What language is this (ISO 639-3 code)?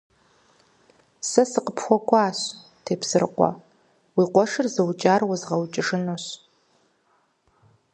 kbd